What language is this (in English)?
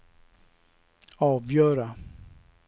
Swedish